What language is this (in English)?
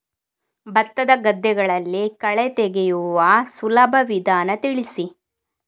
Kannada